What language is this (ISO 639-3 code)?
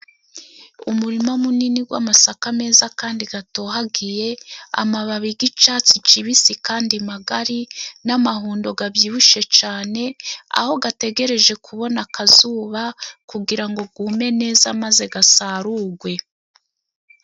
kin